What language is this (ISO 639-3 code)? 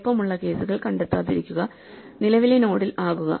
mal